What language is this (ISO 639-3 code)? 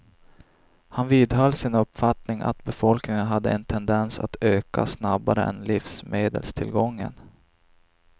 swe